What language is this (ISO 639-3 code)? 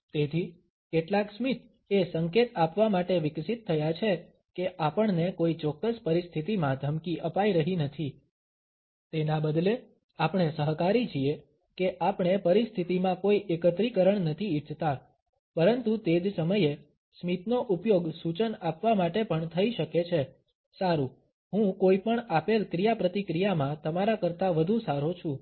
guj